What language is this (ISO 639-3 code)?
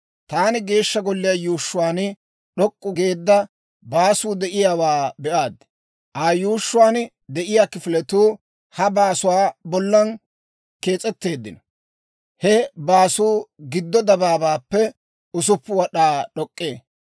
dwr